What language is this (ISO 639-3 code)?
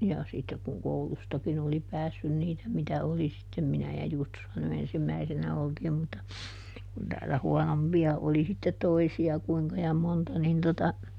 fin